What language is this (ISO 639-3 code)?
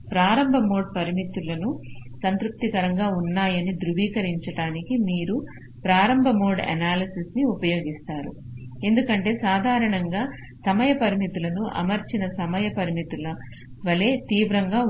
tel